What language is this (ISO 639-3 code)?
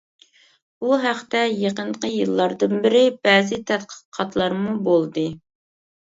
uig